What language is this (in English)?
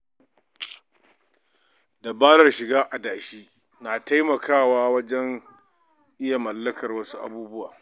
Hausa